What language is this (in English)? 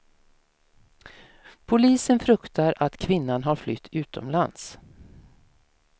Swedish